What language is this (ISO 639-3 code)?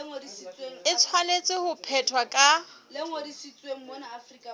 sot